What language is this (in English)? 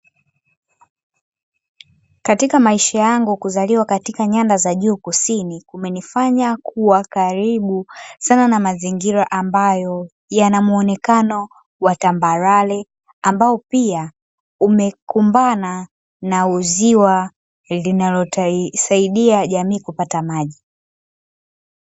Swahili